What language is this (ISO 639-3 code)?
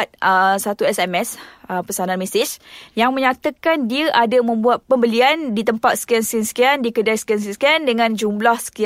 msa